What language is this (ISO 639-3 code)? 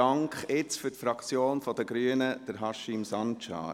gsw